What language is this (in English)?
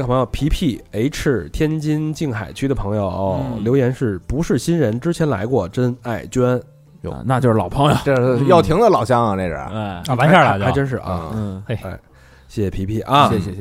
Chinese